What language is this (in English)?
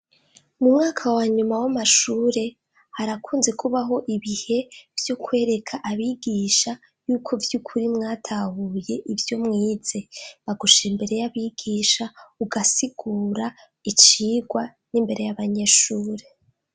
Rundi